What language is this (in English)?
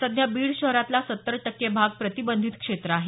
Marathi